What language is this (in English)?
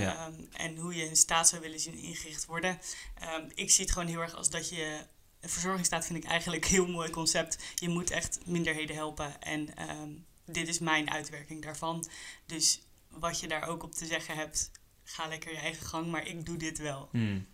Dutch